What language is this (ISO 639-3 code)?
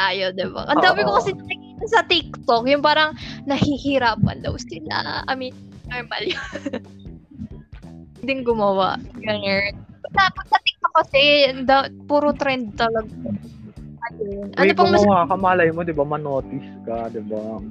fil